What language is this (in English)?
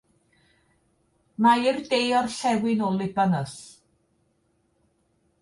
Welsh